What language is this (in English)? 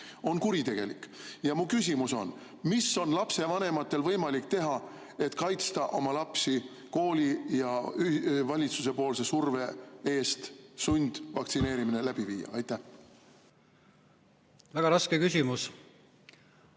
Estonian